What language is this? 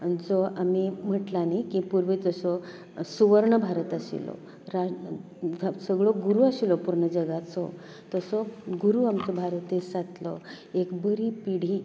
Konkani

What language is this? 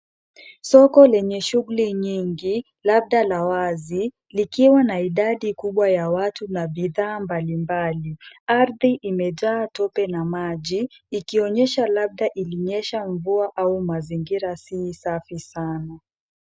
Swahili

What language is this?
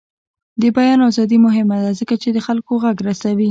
Pashto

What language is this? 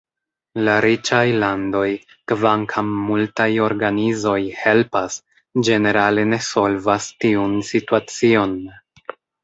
Esperanto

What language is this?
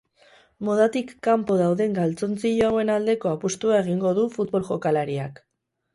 Basque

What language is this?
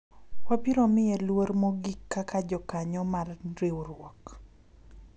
Luo (Kenya and Tanzania)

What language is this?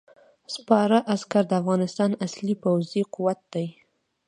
Pashto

